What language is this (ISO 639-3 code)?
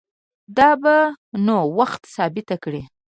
pus